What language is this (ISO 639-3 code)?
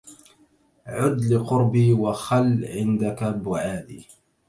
ara